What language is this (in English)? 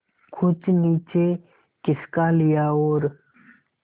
Hindi